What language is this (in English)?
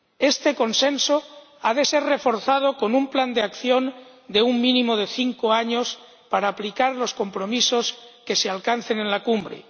Spanish